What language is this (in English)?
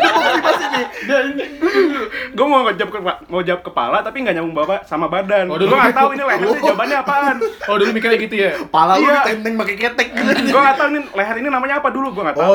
Indonesian